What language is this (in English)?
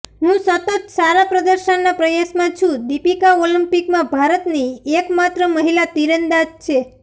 Gujarati